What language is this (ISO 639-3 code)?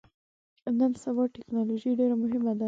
pus